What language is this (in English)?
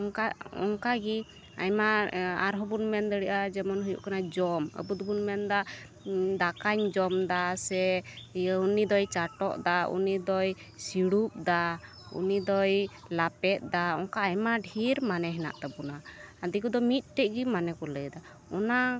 Santali